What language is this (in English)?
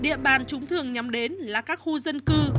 Vietnamese